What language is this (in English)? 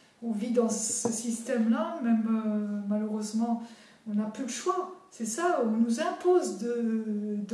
French